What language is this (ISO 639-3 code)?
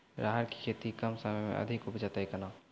mai